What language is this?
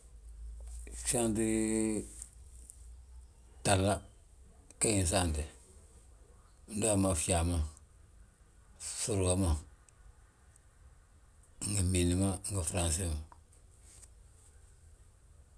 Balanta-Ganja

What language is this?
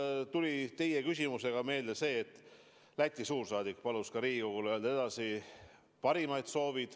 Estonian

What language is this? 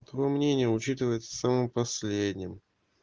Russian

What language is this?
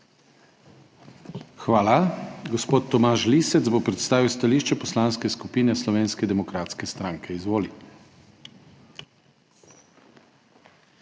Slovenian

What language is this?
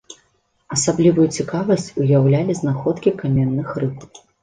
Belarusian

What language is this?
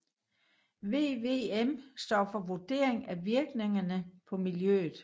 Danish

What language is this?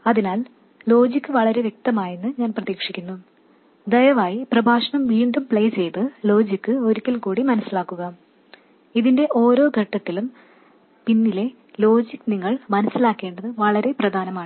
Malayalam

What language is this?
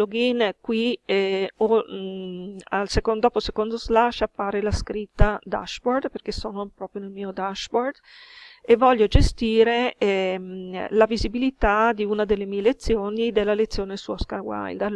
Italian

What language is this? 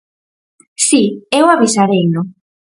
Galician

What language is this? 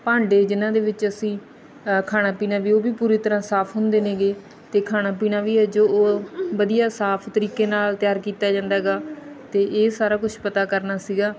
Punjabi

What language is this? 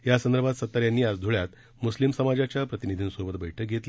Marathi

